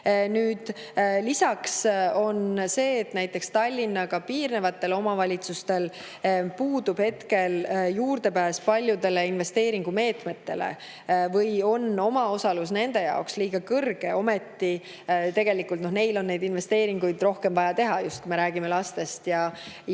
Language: Estonian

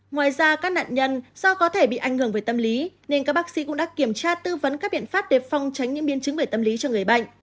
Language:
Vietnamese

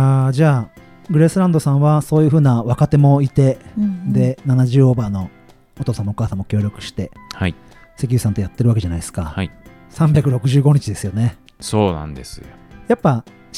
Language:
Japanese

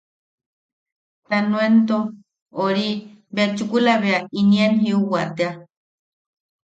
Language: Yaqui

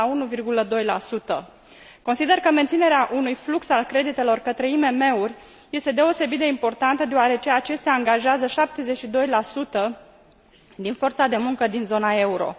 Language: Romanian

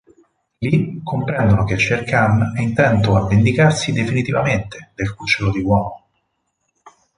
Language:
Italian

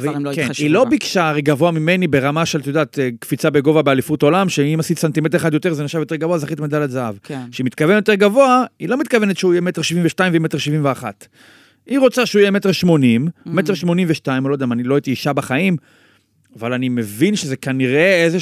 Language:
Hebrew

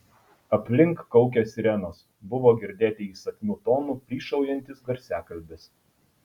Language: Lithuanian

